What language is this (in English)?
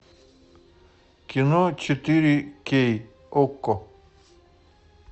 Russian